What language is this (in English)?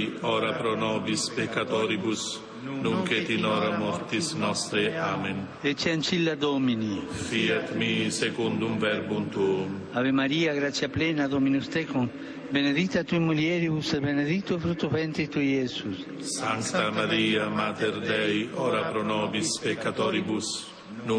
Slovak